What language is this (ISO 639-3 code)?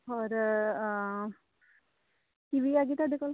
pan